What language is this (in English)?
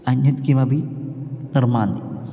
Sanskrit